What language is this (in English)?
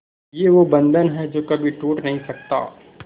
Hindi